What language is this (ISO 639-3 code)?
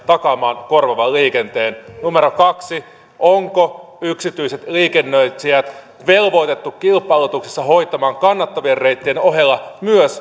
fin